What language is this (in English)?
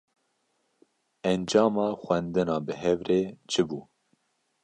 Kurdish